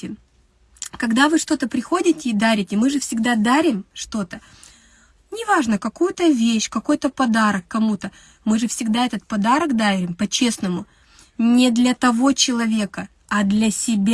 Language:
Russian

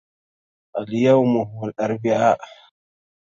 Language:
Arabic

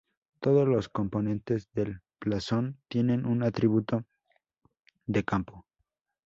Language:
Spanish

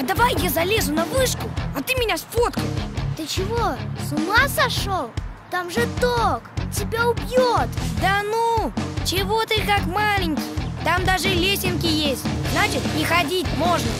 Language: Russian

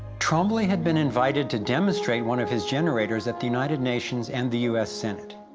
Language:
English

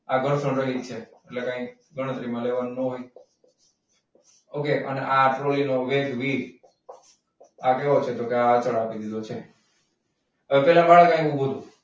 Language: Gujarati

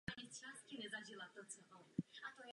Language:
Czech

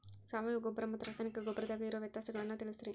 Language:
Kannada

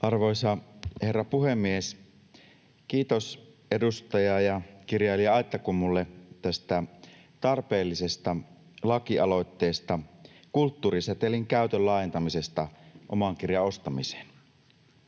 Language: Finnish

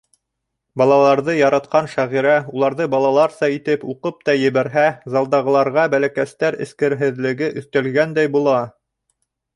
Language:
Bashkir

